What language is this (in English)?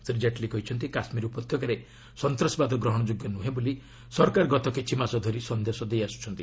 Odia